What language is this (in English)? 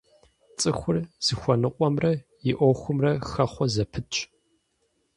Kabardian